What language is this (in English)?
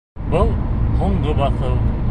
Bashkir